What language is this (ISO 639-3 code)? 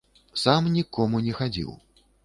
bel